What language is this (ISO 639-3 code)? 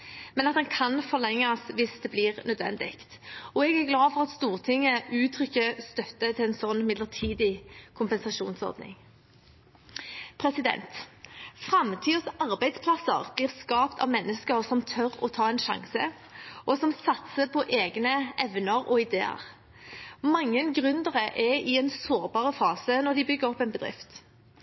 nob